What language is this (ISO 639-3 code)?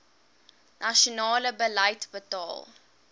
afr